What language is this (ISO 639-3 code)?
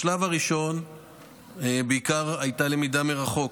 heb